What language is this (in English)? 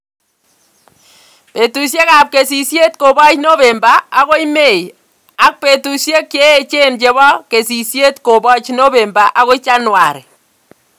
Kalenjin